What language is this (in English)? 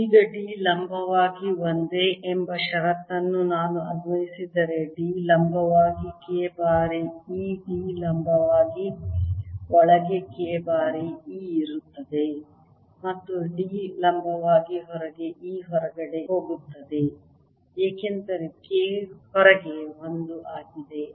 Kannada